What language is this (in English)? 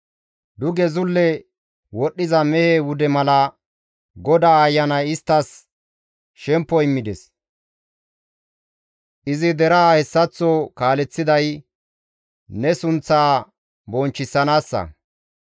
Gamo